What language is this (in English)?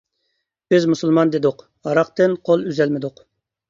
Uyghur